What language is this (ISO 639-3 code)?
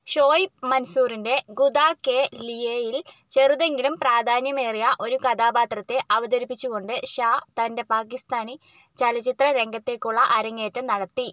mal